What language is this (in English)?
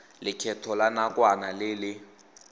Tswana